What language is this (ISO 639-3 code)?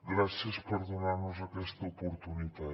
cat